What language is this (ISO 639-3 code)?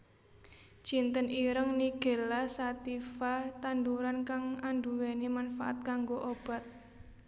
jav